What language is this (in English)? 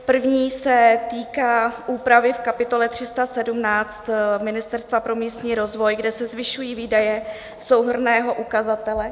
Czech